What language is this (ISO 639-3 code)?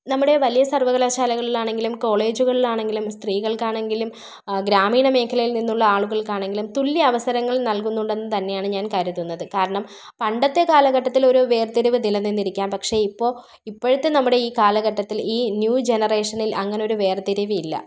mal